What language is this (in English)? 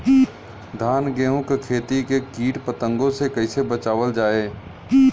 Bhojpuri